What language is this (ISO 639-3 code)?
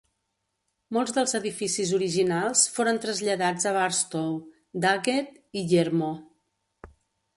cat